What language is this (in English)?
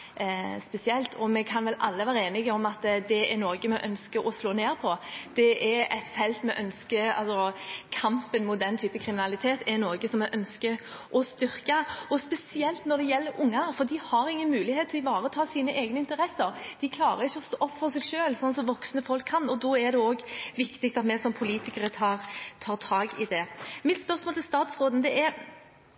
Norwegian Bokmål